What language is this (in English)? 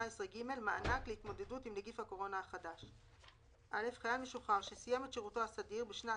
Hebrew